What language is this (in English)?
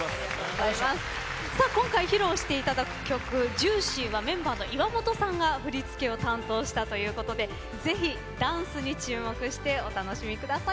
Japanese